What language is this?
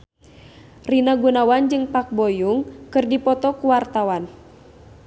Sundanese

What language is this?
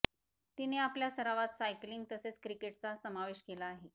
Marathi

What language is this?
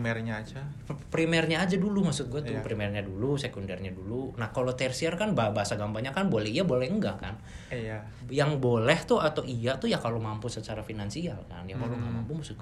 Indonesian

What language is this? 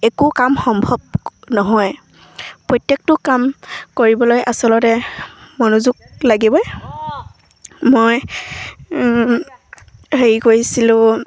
Assamese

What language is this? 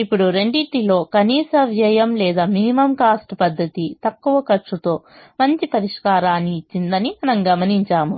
Telugu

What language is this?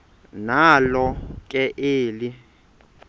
Xhosa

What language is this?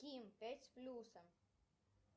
Russian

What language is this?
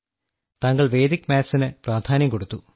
Malayalam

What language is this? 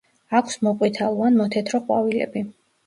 Georgian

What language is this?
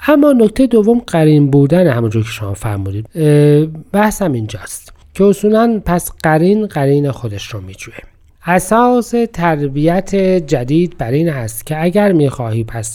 Persian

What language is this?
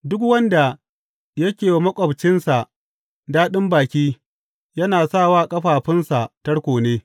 Hausa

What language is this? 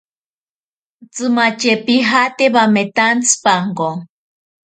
Ashéninka Perené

